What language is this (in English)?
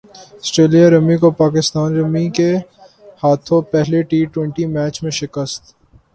Urdu